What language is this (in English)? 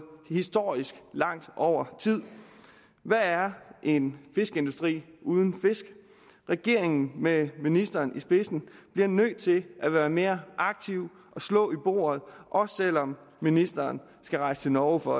Danish